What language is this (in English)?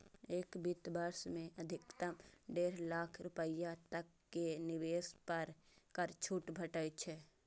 Maithili